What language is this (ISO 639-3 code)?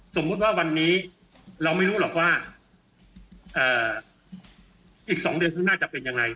tha